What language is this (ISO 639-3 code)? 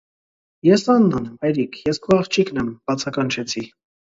hye